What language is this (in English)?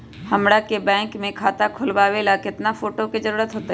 Magahi